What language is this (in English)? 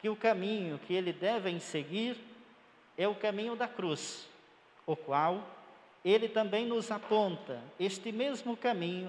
Portuguese